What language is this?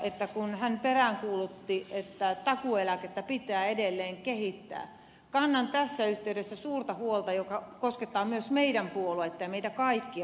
Finnish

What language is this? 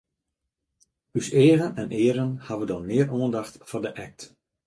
Western Frisian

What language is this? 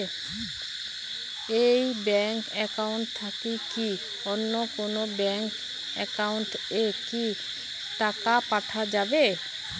Bangla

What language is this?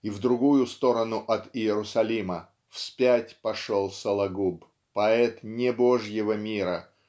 Russian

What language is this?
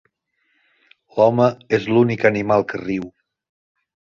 Catalan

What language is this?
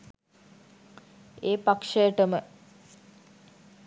Sinhala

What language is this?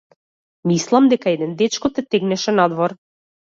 Macedonian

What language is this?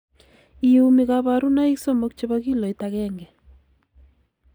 Kalenjin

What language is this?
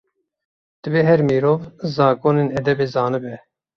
Kurdish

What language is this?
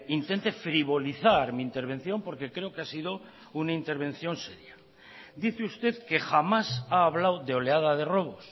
Spanish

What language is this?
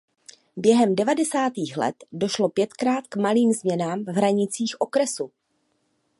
Czech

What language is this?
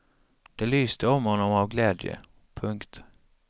Swedish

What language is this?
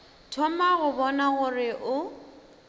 Northern Sotho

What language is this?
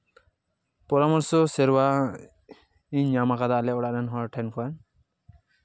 Santali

